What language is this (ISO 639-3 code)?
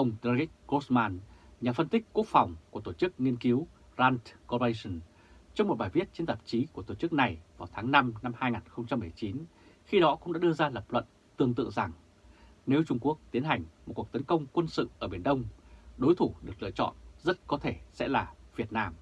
vie